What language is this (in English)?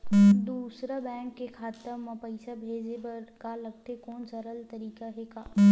Chhattisgarhi